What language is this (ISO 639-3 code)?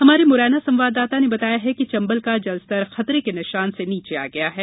hin